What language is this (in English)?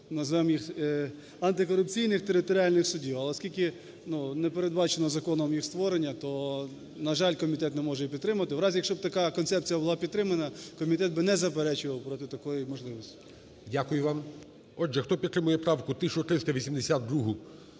Ukrainian